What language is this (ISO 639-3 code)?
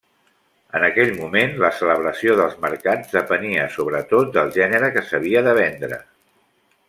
cat